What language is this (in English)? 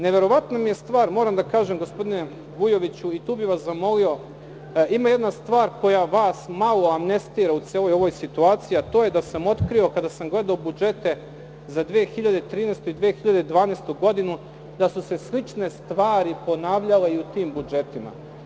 Serbian